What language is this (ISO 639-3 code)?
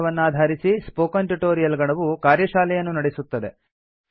kan